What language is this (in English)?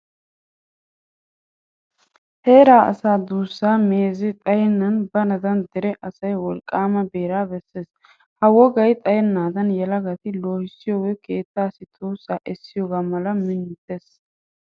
Wolaytta